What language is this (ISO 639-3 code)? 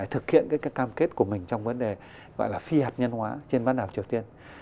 vie